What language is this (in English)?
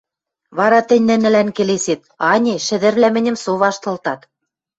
Western Mari